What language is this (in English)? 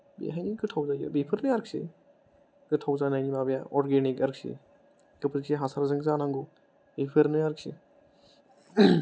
Bodo